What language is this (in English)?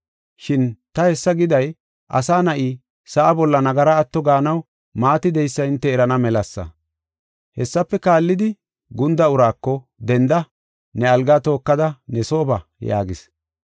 Gofa